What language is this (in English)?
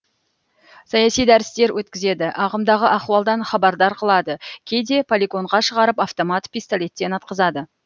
Kazakh